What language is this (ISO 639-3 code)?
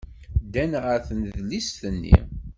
kab